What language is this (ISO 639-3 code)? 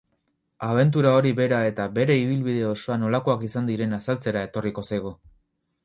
eus